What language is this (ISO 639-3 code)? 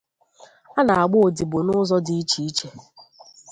ibo